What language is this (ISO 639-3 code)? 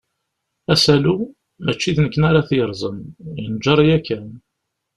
kab